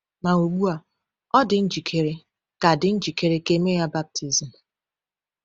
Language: Igbo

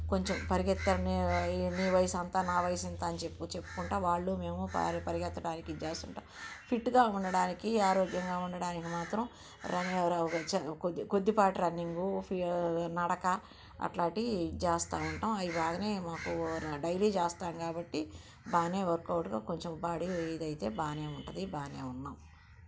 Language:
Telugu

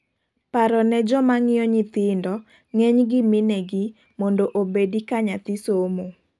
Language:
Luo (Kenya and Tanzania)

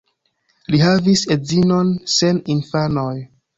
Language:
Esperanto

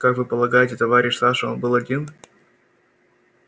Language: Russian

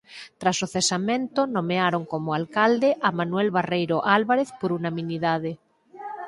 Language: Galician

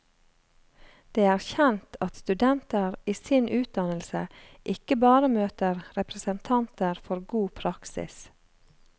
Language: Norwegian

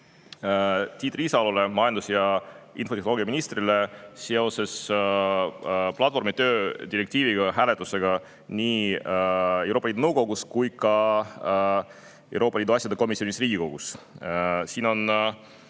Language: Estonian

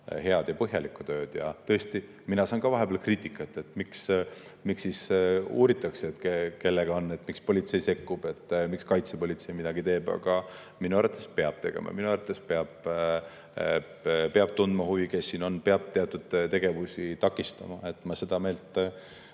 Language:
Estonian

